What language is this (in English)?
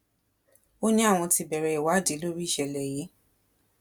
Yoruba